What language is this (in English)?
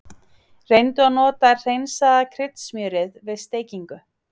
Icelandic